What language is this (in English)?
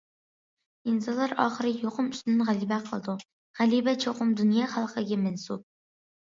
Uyghur